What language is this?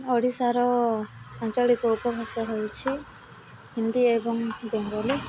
Odia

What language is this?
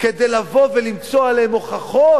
Hebrew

